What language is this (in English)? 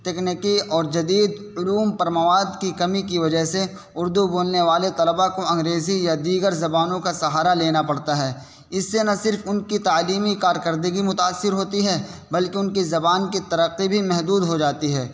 Urdu